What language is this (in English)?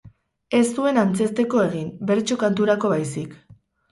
Basque